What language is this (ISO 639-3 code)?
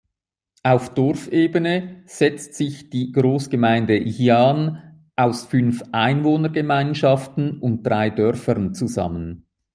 deu